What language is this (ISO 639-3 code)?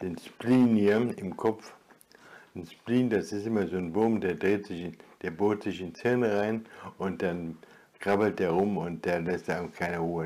deu